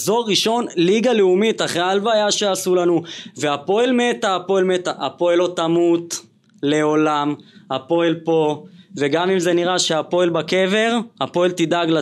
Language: Hebrew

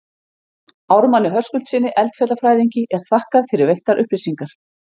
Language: Icelandic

